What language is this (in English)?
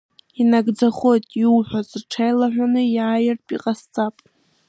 Abkhazian